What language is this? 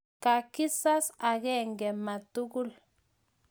Kalenjin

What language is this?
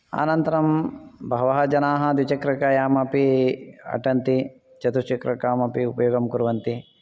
Sanskrit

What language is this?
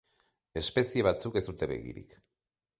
Basque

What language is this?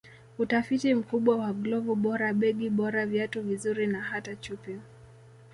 Swahili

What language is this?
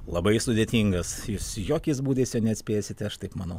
Lithuanian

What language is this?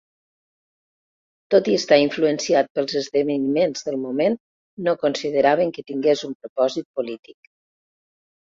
Catalan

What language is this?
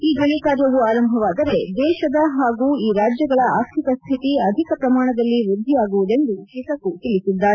Kannada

